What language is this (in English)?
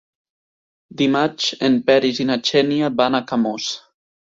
Catalan